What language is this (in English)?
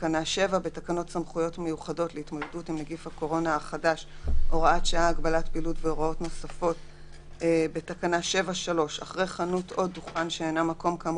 Hebrew